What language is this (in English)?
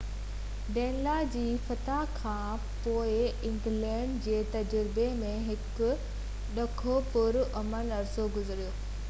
Sindhi